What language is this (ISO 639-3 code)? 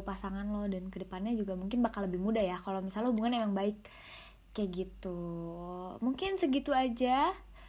ind